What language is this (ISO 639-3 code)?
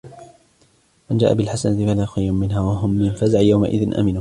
ara